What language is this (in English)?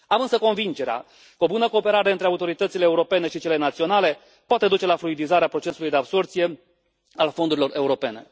Romanian